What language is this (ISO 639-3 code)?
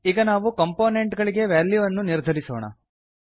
kan